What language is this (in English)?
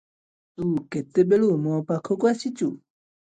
Odia